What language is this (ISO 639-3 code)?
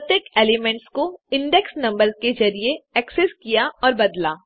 hin